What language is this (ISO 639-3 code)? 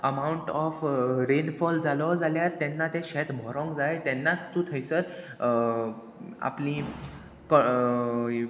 kok